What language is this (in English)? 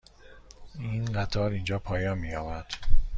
Persian